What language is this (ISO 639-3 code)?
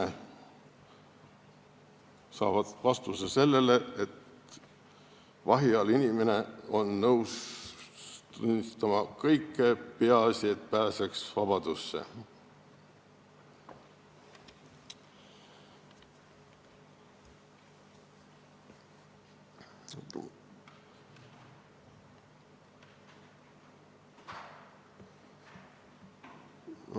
est